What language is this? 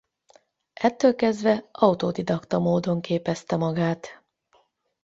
Hungarian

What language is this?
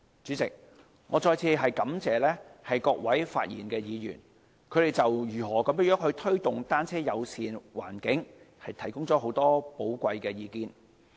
Cantonese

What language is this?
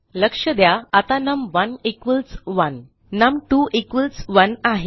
Marathi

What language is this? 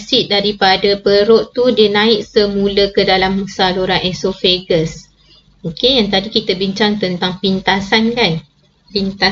Malay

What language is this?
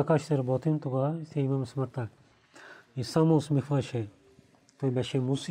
Bulgarian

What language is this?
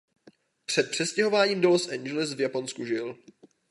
Czech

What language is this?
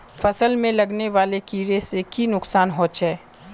Magahi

